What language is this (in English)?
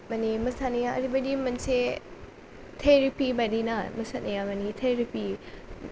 Bodo